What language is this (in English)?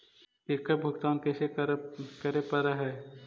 Magahi